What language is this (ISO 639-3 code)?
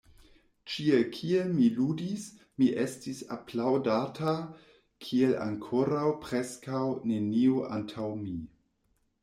epo